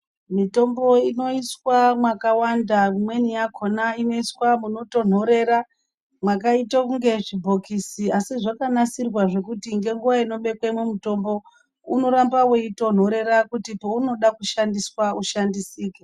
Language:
Ndau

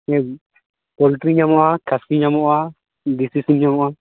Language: Santali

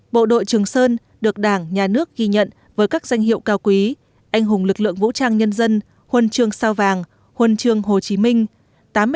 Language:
Vietnamese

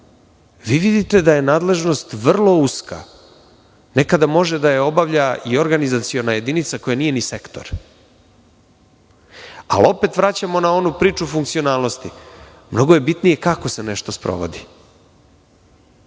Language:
Serbian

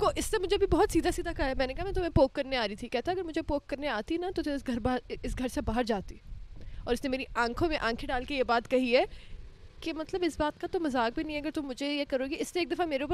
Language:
Urdu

